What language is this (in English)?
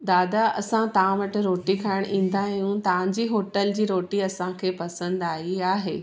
Sindhi